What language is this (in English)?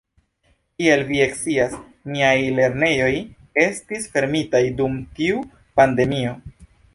Esperanto